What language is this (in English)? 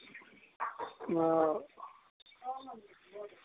Kashmiri